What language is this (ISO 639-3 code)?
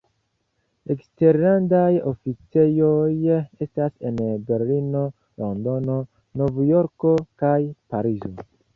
epo